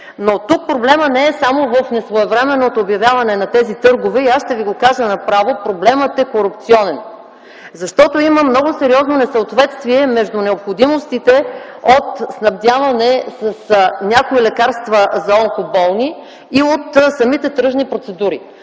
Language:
Bulgarian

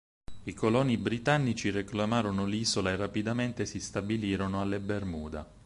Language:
Italian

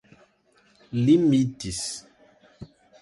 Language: Portuguese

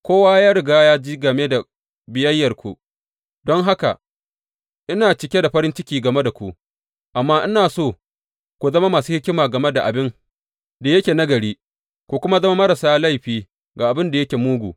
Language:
Hausa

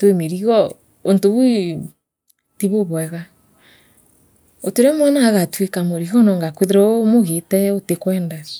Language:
Meru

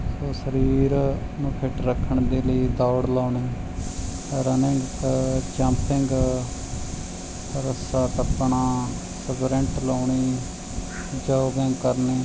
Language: Punjabi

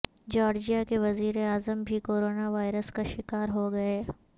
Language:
Urdu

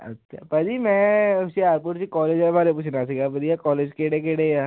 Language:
Punjabi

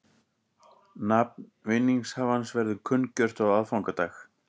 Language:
Icelandic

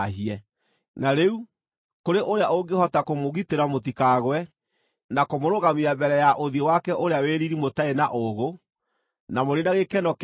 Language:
Kikuyu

